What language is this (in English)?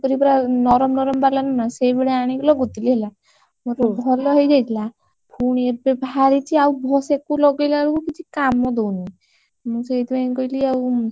Odia